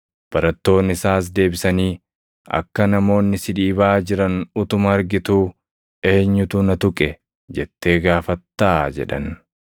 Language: Oromo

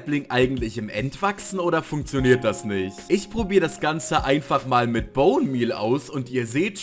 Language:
German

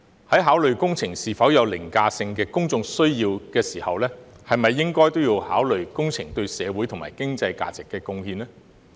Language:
Cantonese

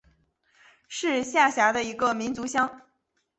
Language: Chinese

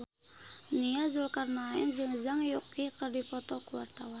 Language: Sundanese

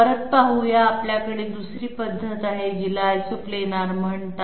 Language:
Marathi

